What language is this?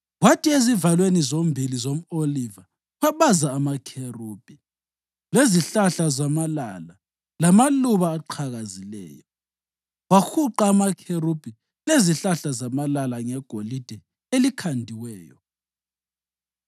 North Ndebele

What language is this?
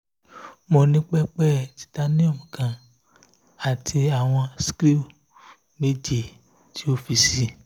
Yoruba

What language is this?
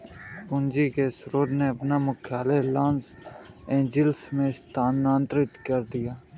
Hindi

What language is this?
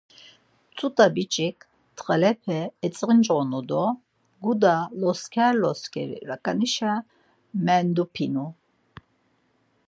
Laz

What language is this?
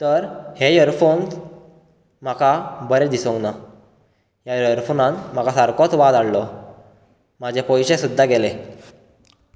Konkani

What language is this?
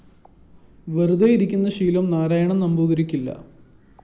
Malayalam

